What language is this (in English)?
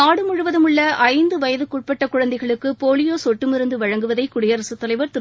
Tamil